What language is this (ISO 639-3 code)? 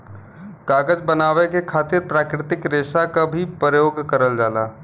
bho